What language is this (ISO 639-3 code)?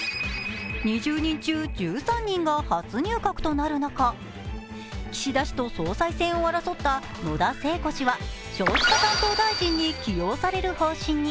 jpn